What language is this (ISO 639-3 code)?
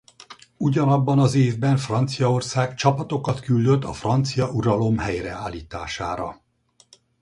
hun